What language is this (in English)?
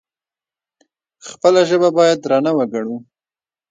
Pashto